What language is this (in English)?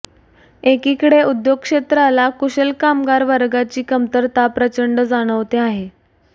Marathi